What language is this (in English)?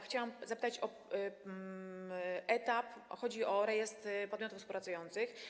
Polish